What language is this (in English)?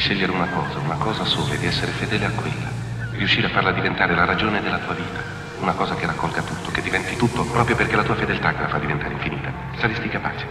Italian